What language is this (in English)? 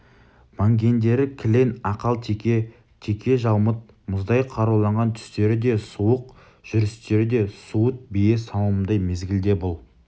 Kazakh